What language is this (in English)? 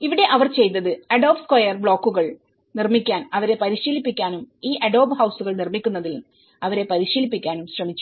Malayalam